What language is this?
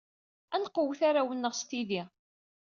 Kabyle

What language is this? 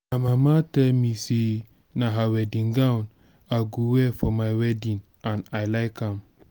Nigerian Pidgin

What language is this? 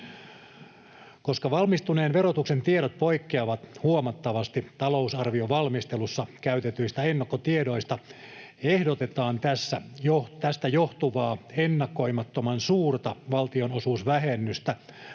Finnish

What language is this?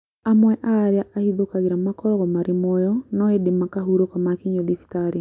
Kikuyu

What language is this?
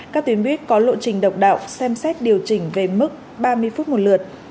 Vietnamese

